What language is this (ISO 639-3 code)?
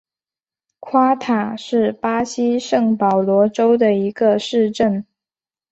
zho